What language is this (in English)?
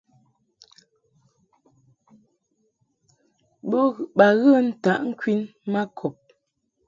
Mungaka